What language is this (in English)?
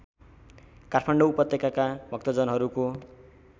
Nepali